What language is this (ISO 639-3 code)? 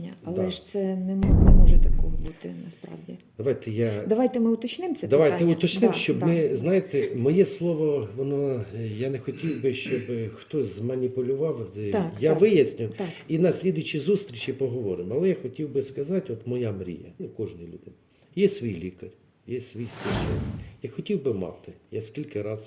ukr